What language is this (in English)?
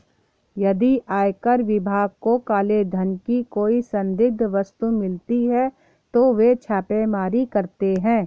Hindi